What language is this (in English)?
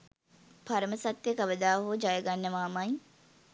Sinhala